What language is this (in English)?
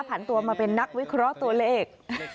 Thai